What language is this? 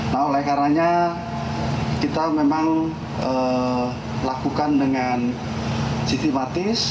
Indonesian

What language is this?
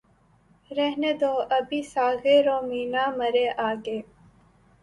Urdu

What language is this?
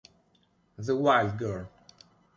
Italian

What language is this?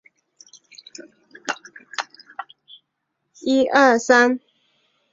Chinese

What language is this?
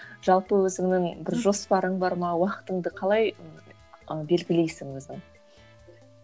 Kazakh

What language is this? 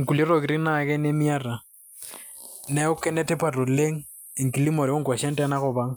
Masai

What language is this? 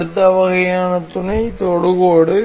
Tamil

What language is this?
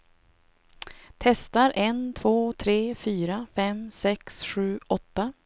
Swedish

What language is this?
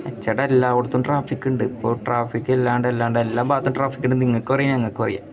Malayalam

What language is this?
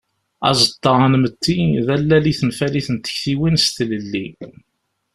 Kabyle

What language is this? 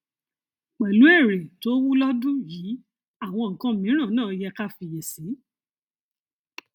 Yoruba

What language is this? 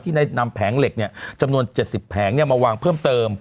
Thai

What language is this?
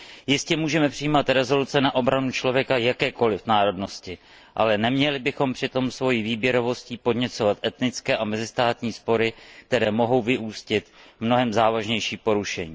Czech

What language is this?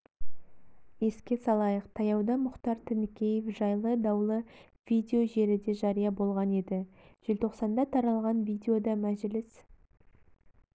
Kazakh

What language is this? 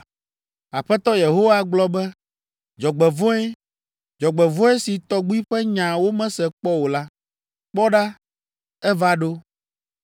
Ewe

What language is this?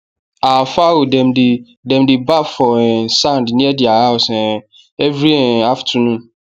Nigerian Pidgin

